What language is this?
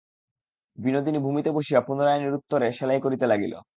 Bangla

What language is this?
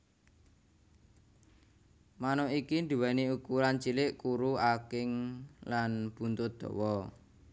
Javanese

